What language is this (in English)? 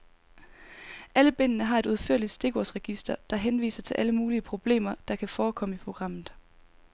Danish